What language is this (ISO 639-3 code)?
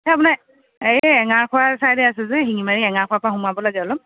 asm